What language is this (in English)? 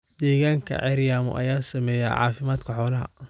Somali